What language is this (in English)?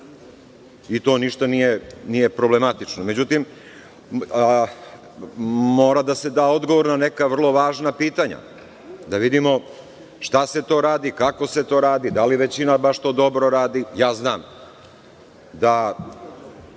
Serbian